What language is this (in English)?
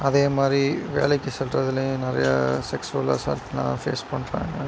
Tamil